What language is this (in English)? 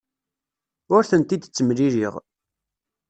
Kabyle